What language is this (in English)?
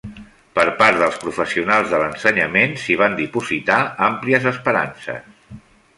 Catalan